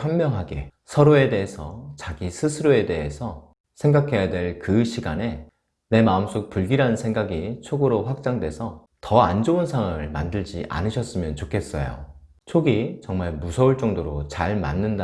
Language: Korean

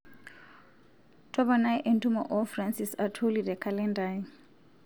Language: Masai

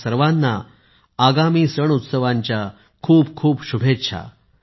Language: Marathi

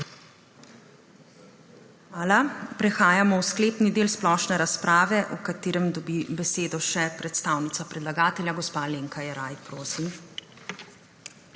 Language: Slovenian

